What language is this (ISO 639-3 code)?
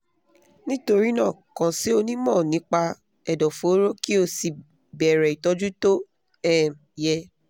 yor